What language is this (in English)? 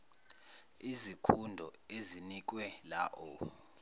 Zulu